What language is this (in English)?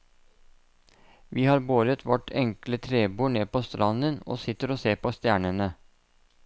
Norwegian